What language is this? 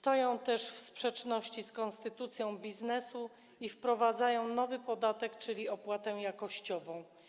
Polish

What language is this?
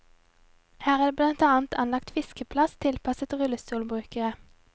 Norwegian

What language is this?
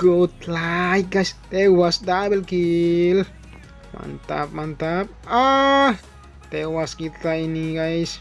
Indonesian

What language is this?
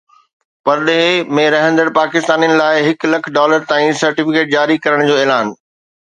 Sindhi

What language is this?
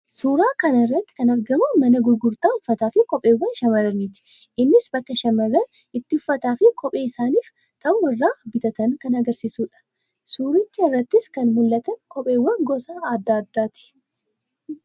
Oromo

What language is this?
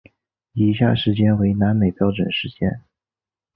Chinese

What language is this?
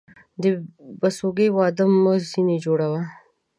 Pashto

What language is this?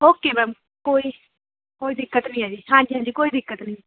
Punjabi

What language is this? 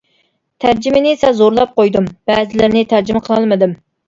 Uyghur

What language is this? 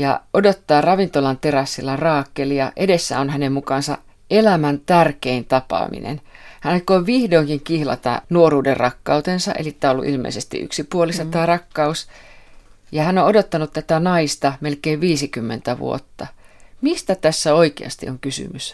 Finnish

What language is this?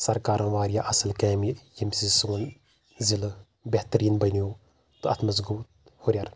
Kashmiri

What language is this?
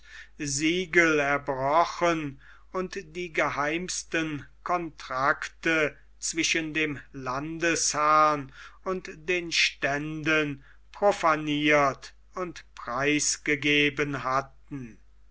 German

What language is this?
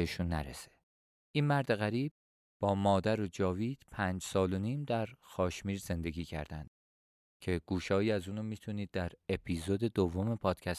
Persian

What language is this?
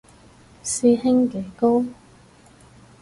Cantonese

